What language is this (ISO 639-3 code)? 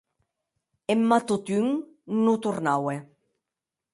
oci